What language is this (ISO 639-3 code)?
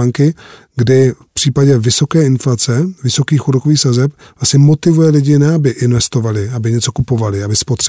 ces